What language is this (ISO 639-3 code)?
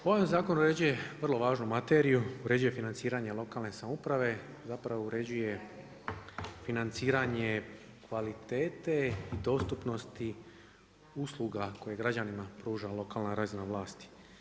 hrv